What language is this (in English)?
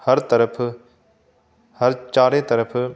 Punjabi